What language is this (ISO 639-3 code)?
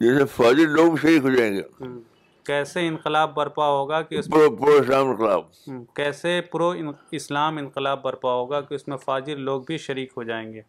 urd